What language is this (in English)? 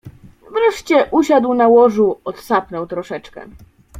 Polish